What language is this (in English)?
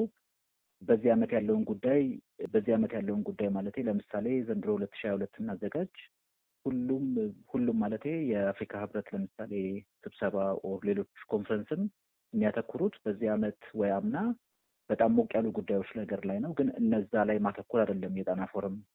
Amharic